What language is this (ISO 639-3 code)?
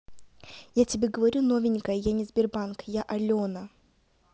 rus